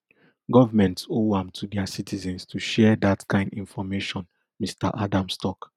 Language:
Nigerian Pidgin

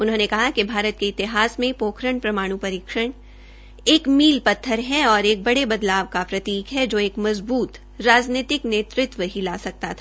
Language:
Hindi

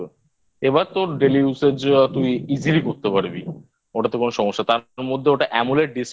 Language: Bangla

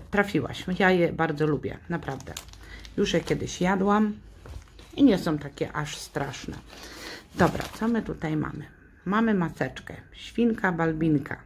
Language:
Polish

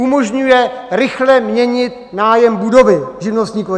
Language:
Czech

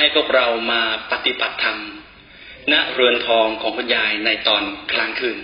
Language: Thai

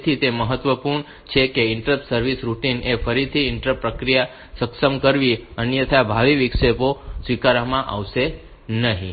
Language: Gujarati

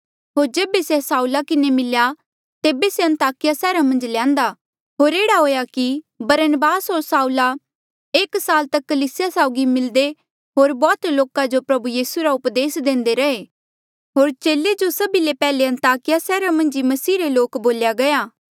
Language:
Mandeali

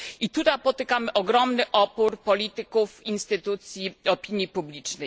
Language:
Polish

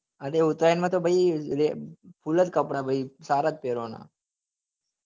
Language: Gujarati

